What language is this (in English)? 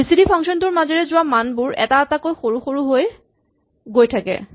Assamese